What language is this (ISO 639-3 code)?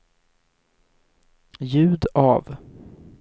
swe